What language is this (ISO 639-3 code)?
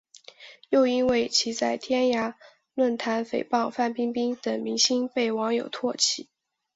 zho